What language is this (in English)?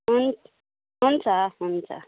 Nepali